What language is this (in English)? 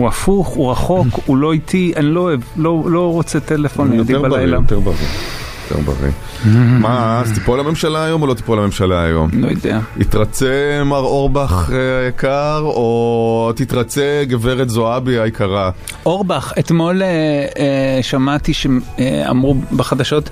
Hebrew